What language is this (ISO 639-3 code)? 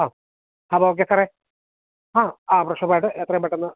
mal